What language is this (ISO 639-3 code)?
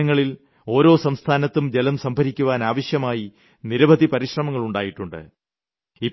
mal